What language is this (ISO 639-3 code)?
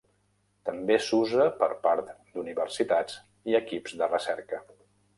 cat